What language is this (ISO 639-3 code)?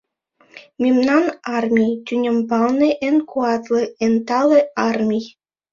chm